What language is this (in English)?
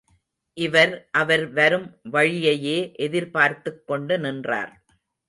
Tamil